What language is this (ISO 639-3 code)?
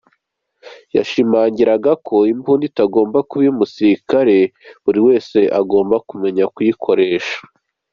kin